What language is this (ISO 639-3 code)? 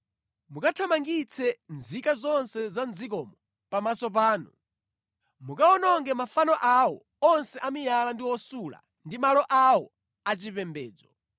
nya